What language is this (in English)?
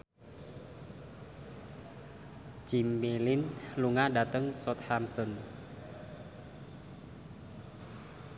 Javanese